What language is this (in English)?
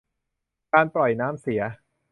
Thai